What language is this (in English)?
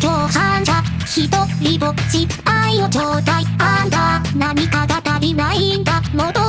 Thai